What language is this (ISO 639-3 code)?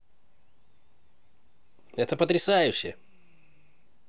rus